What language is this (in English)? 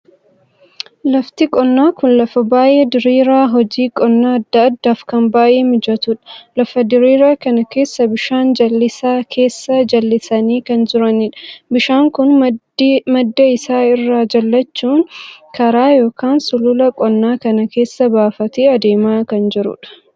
Oromo